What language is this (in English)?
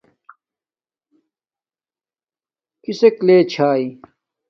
Domaaki